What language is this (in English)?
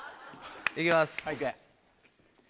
Japanese